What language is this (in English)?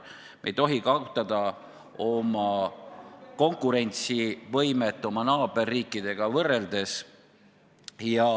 Estonian